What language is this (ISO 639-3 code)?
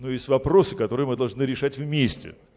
rus